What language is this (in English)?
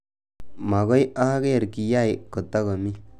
Kalenjin